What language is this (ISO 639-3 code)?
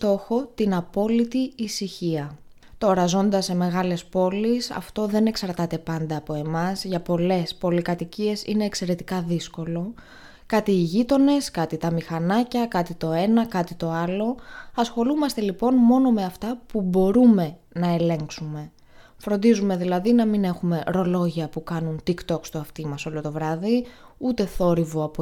ell